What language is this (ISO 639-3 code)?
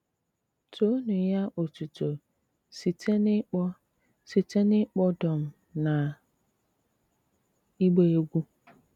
ibo